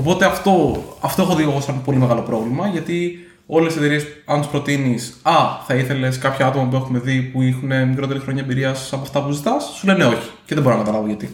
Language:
Greek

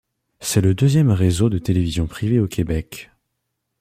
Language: French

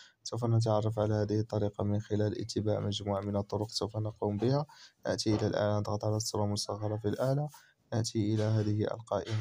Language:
Arabic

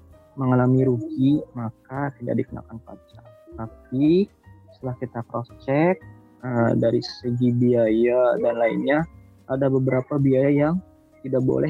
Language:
Indonesian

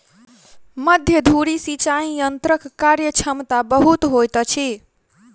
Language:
Maithili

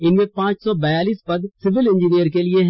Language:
Hindi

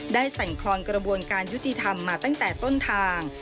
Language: Thai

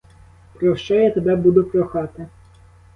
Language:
Ukrainian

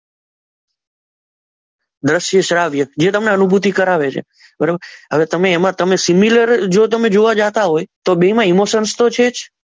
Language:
Gujarati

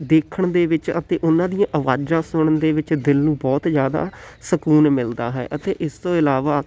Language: Punjabi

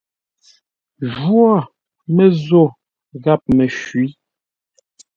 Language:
Ngombale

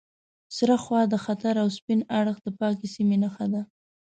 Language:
Pashto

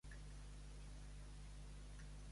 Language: Catalan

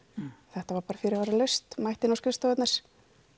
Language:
Icelandic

